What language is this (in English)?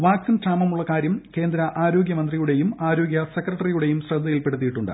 Malayalam